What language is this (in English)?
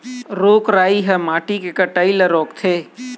Chhattisgarhi